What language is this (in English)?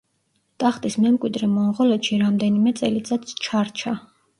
Georgian